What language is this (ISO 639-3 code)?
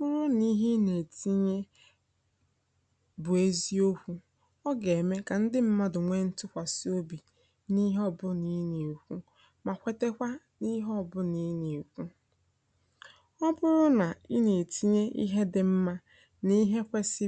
ibo